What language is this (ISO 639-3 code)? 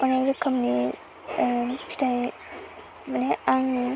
brx